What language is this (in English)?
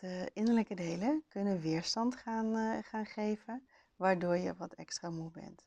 Dutch